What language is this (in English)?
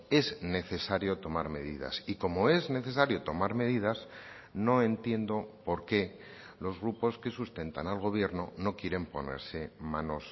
Spanish